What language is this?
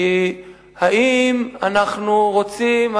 Hebrew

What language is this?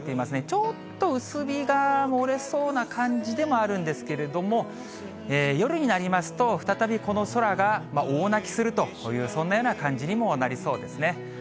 Japanese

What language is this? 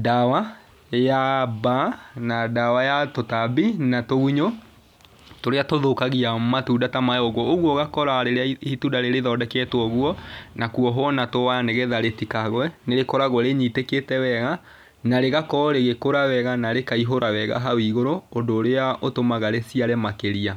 Kikuyu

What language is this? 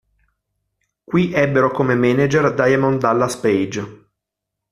Italian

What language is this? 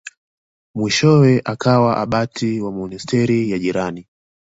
Swahili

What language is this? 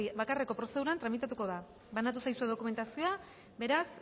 Basque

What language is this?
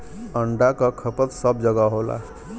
Bhojpuri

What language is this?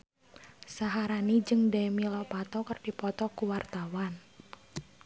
Sundanese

